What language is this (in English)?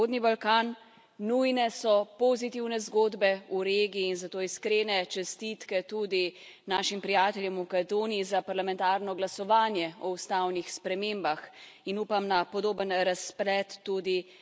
Slovenian